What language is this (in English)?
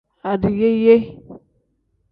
Tem